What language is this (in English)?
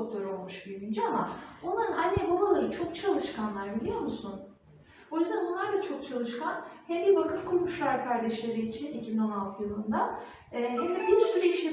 Turkish